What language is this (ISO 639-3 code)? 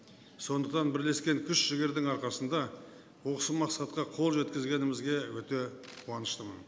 kaz